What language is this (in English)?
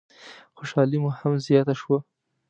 Pashto